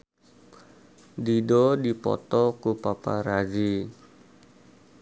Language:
Sundanese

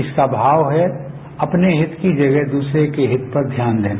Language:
Hindi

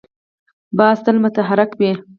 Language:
Pashto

